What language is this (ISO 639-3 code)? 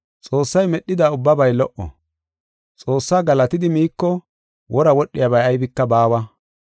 gof